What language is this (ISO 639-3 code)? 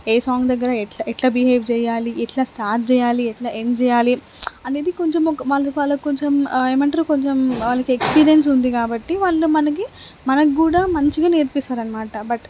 tel